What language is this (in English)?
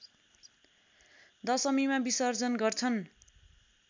Nepali